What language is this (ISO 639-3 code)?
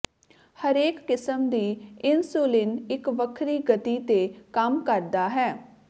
pan